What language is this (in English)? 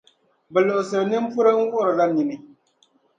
Dagbani